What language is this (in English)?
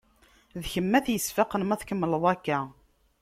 Kabyle